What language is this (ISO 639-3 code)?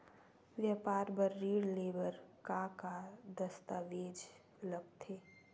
hne